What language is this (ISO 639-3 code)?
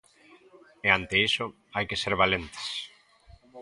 glg